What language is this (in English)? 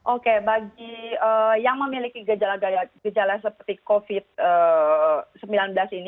Indonesian